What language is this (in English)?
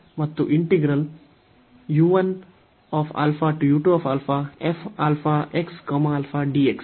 Kannada